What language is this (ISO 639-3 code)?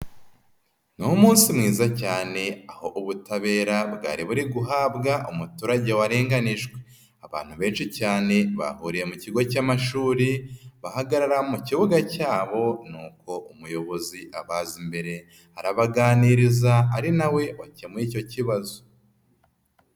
kin